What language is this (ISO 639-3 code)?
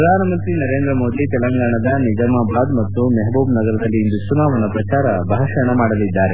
kan